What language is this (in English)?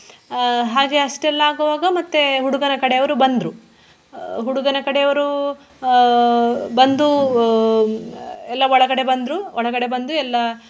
Kannada